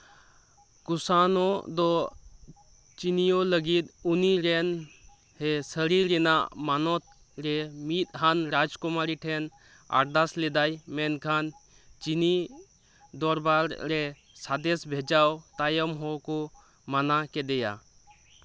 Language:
Santali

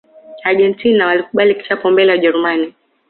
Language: Swahili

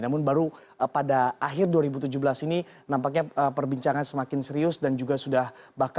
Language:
Indonesian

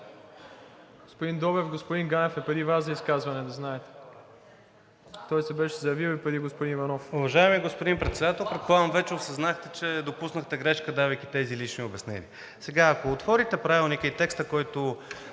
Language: Bulgarian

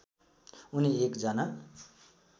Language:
Nepali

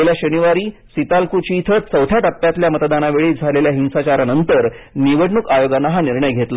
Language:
Marathi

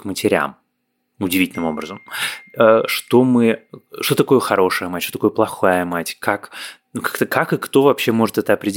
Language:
Russian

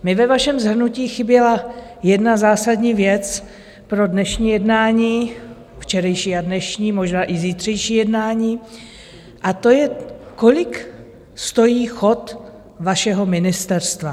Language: Czech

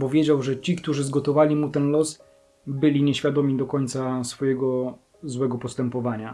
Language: Polish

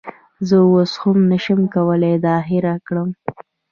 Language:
Pashto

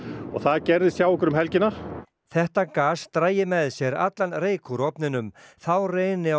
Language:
Icelandic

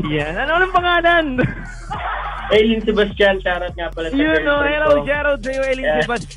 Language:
Filipino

